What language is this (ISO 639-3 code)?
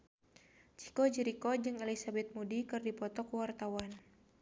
sun